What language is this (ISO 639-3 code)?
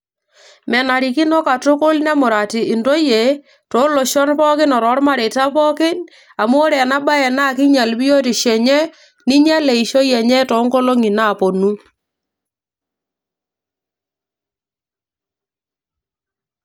mas